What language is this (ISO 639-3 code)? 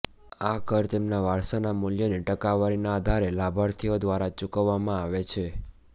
guj